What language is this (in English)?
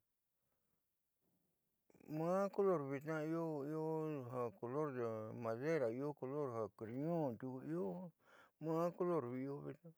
Southeastern Nochixtlán Mixtec